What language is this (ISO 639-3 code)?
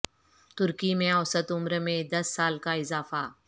urd